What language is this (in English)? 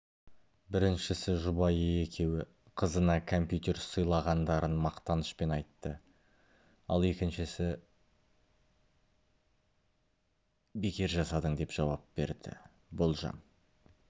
Kazakh